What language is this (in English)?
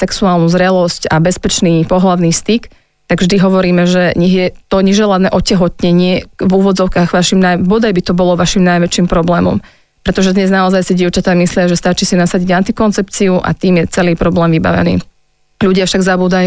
Slovak